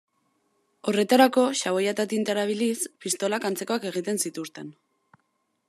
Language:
Basque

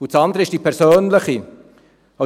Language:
Swiss German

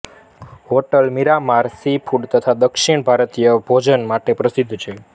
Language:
Gujarati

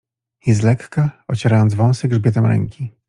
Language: Polish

